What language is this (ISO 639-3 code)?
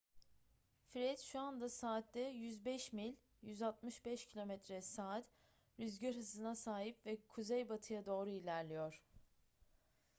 tur